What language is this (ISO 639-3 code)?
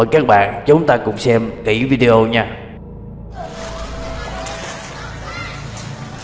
vie